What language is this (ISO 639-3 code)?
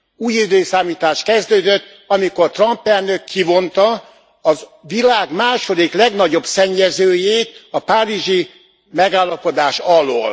hun